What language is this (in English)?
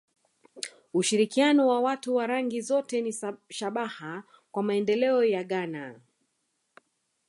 Swahili